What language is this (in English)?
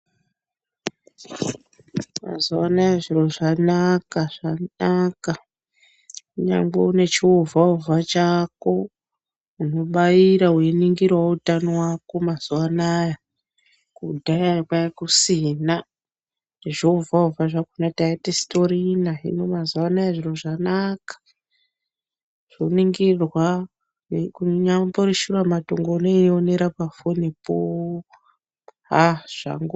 Ndau